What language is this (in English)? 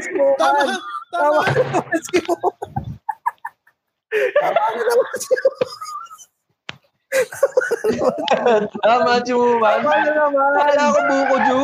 Filipino